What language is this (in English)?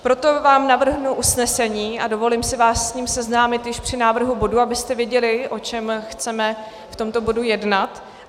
Czech